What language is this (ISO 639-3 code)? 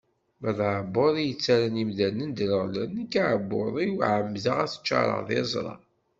kab